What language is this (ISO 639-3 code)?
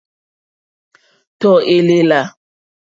bri